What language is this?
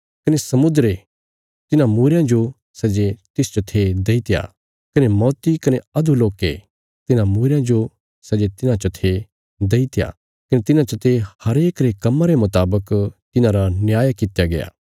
Bilaspuri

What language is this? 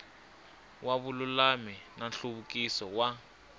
Tsonga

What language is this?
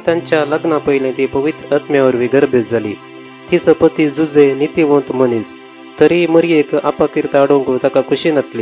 Marathi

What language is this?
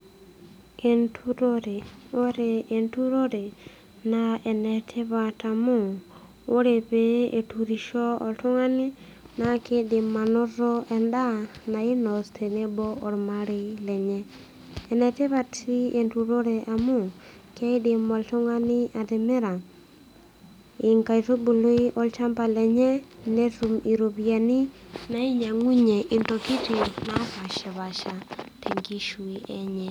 Masai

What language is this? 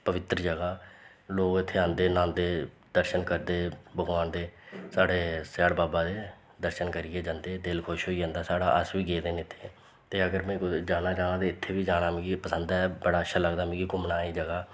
Dogri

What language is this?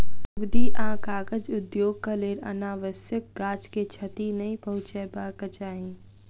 Maithili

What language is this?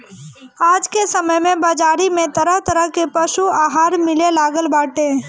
Bhojpuri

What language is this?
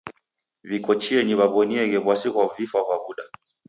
Taita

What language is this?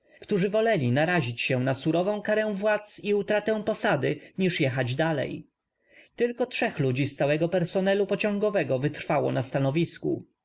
Polish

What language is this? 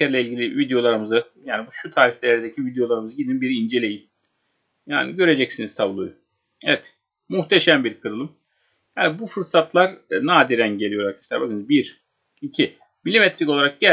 Turkish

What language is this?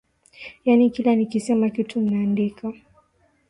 Swahili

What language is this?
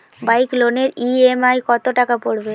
Bangla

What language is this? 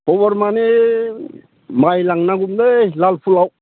Bodo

